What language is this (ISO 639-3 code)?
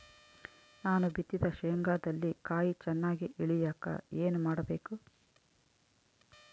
kan